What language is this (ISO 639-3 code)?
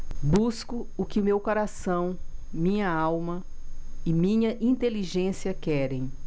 por